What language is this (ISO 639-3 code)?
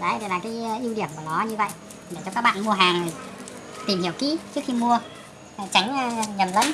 vie